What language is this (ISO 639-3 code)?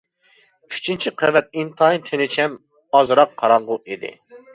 uig